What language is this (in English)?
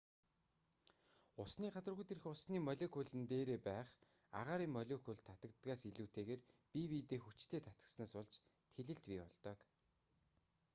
Mongolian